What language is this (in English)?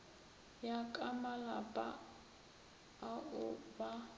Northern Sotho